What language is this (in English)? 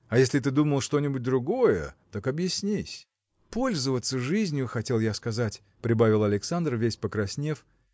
Russian